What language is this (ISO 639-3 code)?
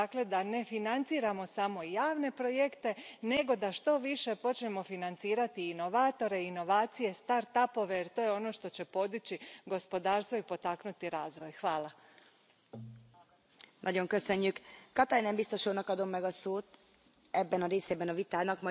hrv